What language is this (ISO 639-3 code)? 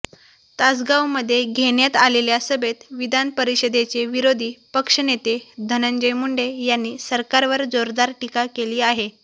mar